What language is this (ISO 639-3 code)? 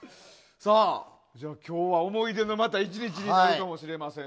jpn